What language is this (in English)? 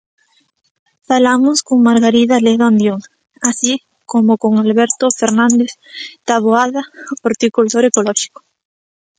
Galician